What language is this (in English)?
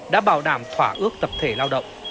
Vietnamese